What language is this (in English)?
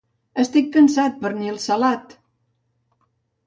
Catalan